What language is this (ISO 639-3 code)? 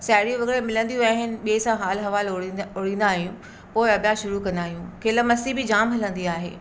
snd